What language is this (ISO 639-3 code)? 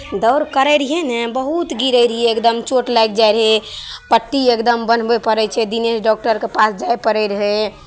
mai